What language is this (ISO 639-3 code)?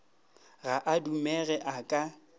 nso